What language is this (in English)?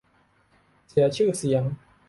Thai